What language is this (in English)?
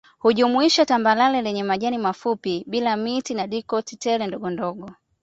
Swahili